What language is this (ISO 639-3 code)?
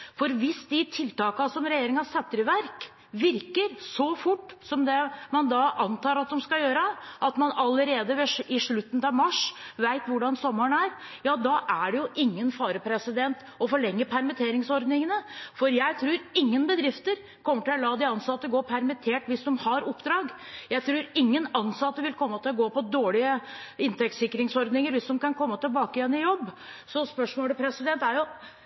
nob